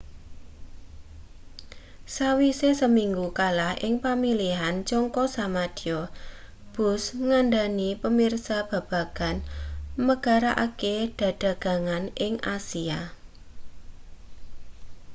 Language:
Javanese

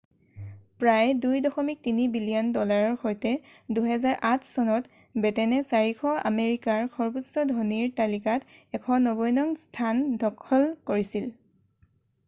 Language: Assamese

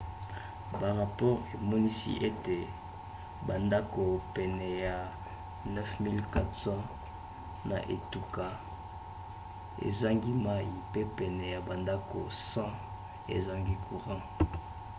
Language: Lingala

